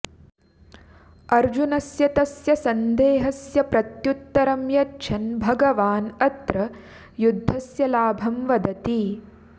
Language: Sanskrit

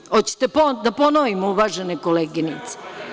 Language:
Serbian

